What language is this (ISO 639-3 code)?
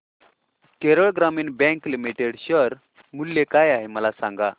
mar